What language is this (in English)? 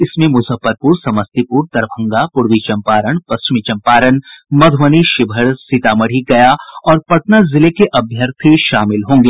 Hindi